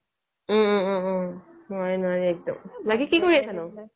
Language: Assamese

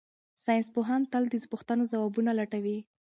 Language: Pashto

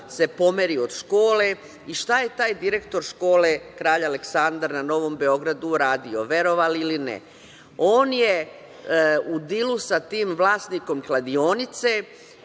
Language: Serbian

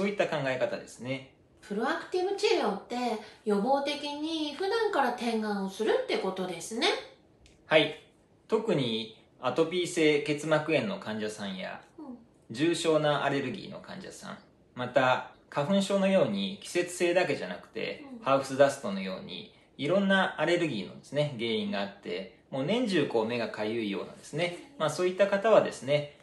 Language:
Japanese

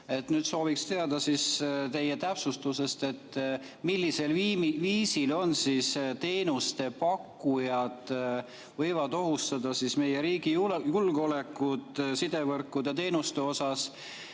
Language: Estonian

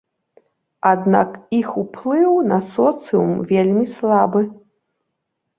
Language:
Belarusian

